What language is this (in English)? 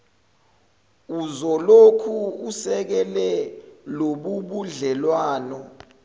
Zulu